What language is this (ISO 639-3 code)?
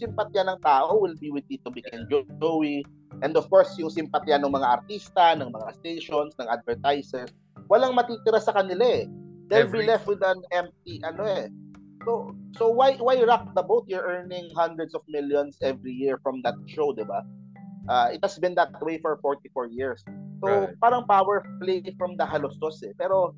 fil